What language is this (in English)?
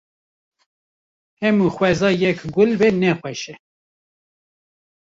Kurdish